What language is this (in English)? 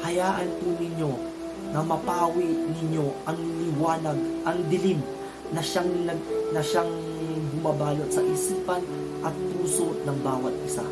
Filipino